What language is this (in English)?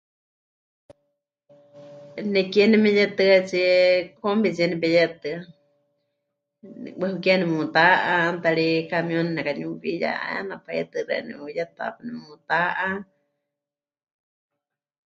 Huichol